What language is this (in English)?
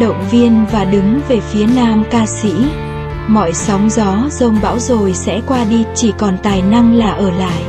Vietnamese